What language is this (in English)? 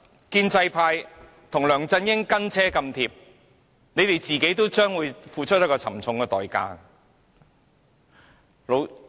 Cantonese